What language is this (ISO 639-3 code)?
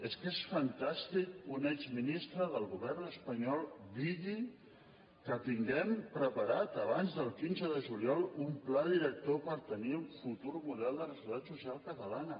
cat